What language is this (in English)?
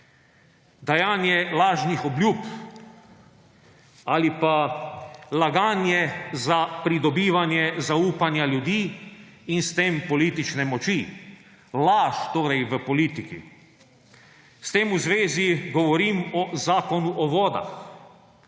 Slovenian